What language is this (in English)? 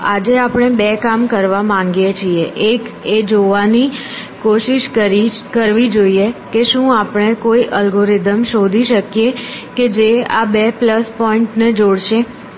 Gujarati